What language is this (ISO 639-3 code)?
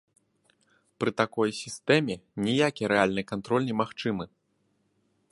bel